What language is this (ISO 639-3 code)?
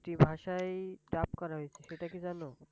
ben